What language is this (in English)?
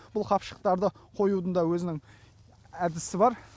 Kazakh